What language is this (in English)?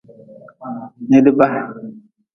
Nawdm